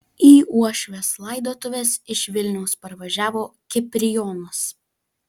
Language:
Lithuanian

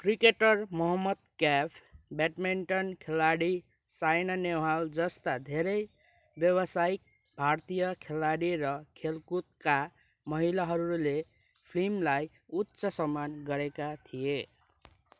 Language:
Nepali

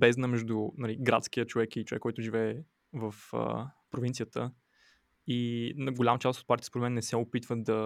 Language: Bulgarian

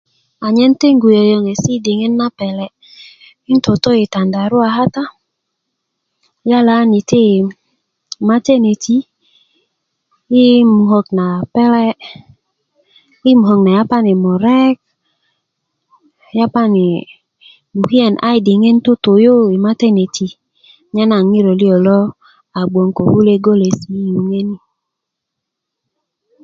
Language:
Kuku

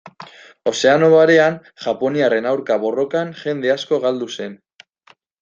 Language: Basque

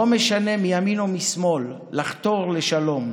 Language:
Hebrew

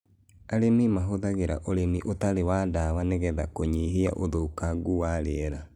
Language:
Kikuyu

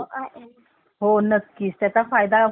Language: Marathi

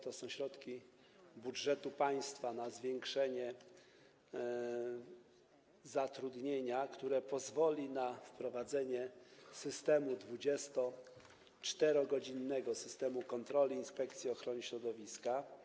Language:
Polish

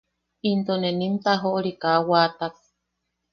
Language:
Yaqui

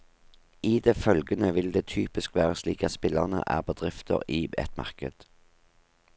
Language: Norwegian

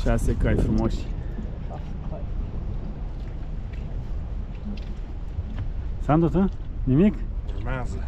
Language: Romanian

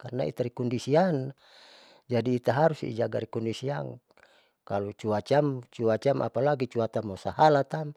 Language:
Saleman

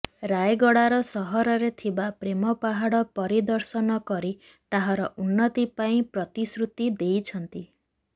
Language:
Odia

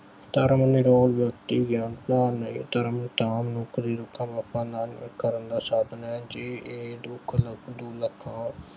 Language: Punjabi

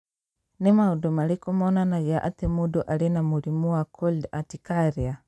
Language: Kikuyu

